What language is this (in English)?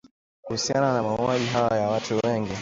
Swahili